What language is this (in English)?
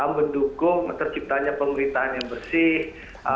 Indonesian